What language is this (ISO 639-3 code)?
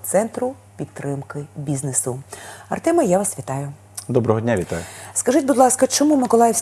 ukr